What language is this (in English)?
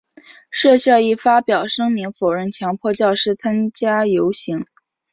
Chinese